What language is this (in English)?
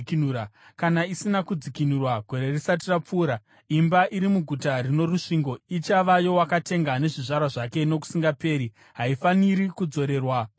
Shona